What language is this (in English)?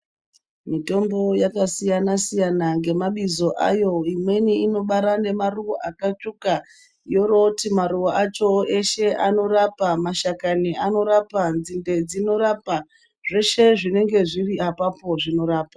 Ndau